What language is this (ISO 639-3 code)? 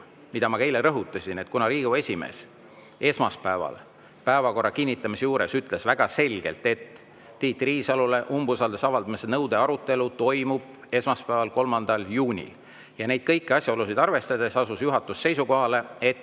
est